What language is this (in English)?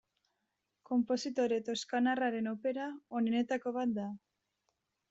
Basque